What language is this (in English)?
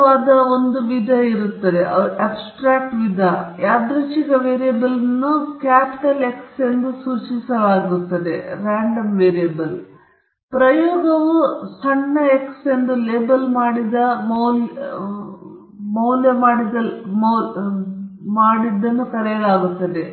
Kannada